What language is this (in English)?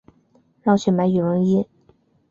Chinese